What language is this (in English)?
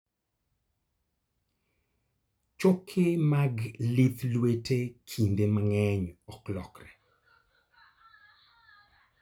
Luo (Kenya and Tanzania)